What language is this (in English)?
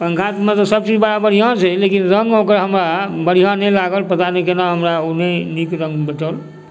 Maithili